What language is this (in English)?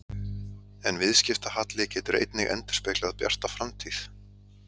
Icelandic